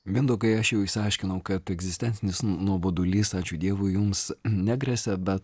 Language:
Lithuanian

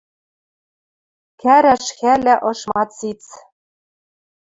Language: Western Mari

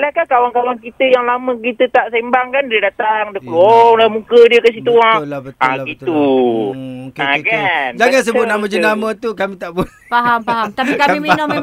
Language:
Malay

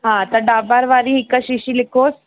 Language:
Sindhi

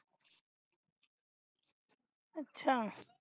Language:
Punjabi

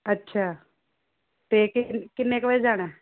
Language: Punjabi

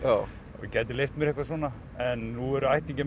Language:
Icelandic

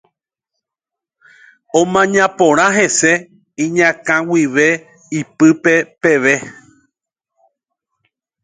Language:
Guarani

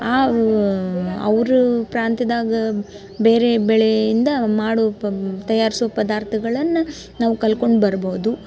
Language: Kannada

